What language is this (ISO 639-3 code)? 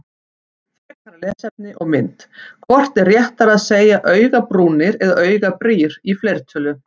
isl